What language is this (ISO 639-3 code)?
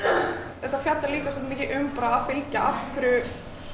isl